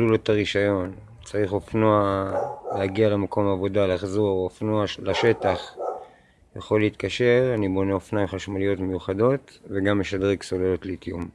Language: Hebrew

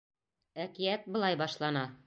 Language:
Bashkir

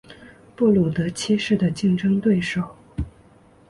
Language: Chinese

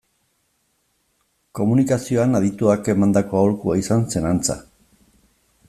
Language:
Basque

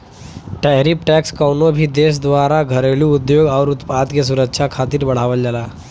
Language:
Bhojpuri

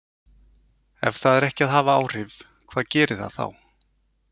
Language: Icelandic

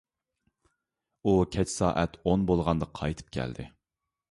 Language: Uyghur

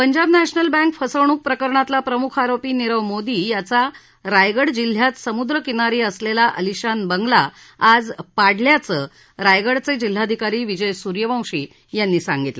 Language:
Marathi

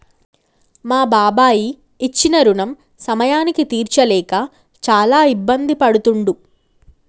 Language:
Telugu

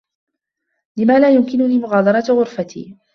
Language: Arabic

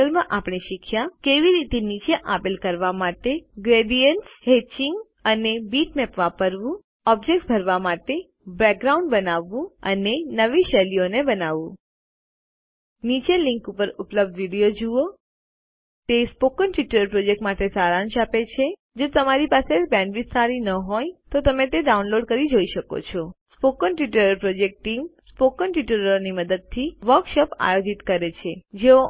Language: Gujarati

